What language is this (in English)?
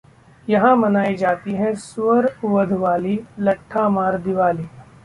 Hindi